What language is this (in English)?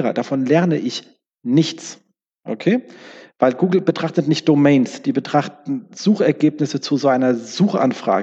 German